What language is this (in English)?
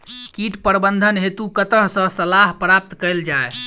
Maithili